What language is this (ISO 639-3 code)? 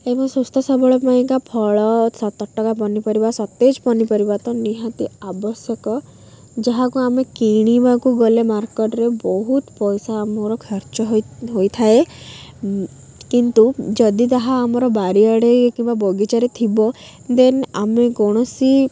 ori